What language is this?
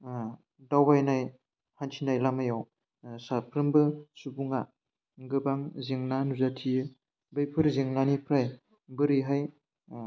Bodo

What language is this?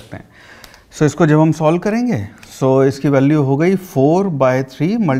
Hindi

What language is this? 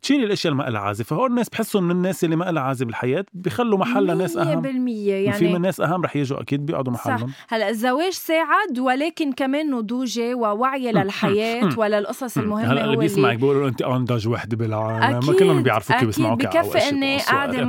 Arabic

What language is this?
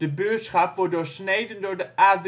Dutch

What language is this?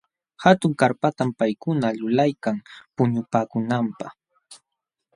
Jauja Wanca Quechua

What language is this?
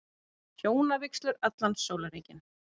Icelandic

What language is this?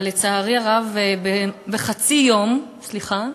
Hebrew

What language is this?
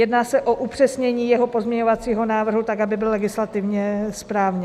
Czech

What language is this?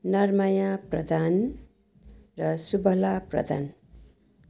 Nepali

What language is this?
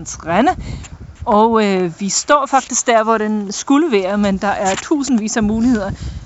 Danish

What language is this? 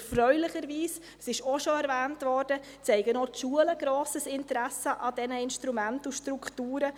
Swiss German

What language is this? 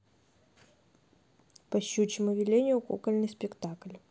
Russian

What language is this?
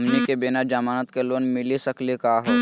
Magahi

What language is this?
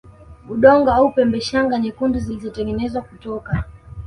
Swahili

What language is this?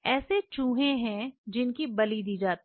Hindi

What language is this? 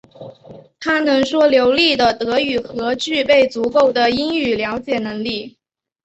Chinese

